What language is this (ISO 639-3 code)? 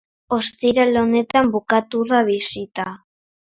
eus